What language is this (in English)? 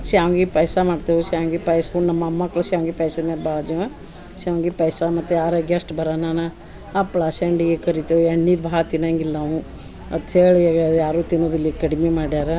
Kannada